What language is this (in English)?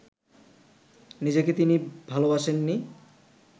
Bangla